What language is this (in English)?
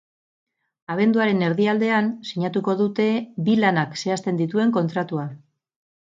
Basque